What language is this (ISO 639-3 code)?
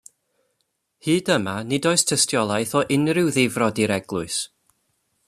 cym